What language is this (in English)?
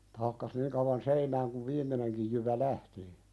Finnish